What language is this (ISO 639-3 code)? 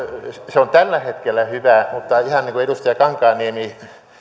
fin